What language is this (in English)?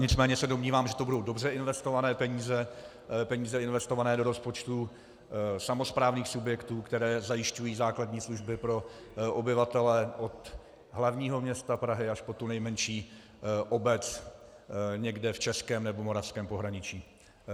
Czech